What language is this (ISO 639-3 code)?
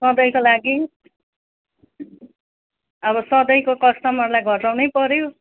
nep